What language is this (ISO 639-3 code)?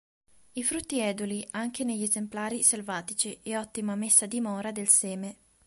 ita